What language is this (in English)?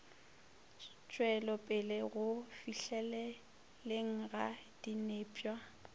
Northern Sotho